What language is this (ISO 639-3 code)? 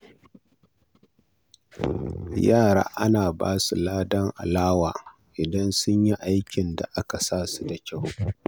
hau